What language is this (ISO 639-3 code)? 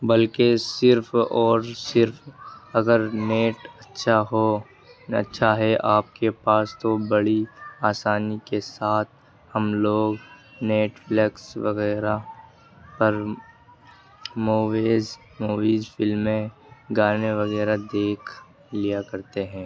urd